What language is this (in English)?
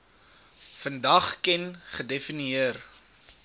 Afrikaans